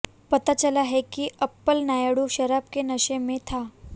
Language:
Hindi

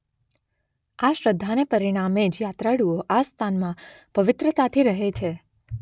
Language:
Gujarati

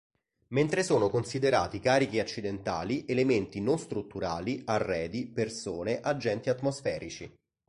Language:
Italian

